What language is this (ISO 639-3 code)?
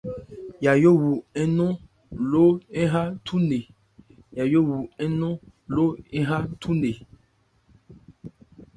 ebr